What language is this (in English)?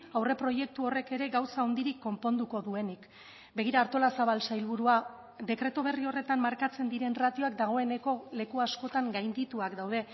Basque